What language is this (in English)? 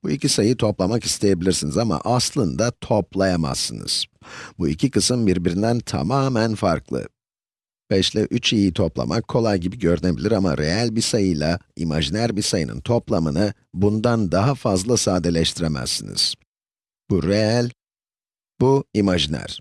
Turkish